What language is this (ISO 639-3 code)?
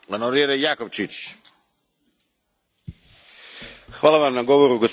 hrv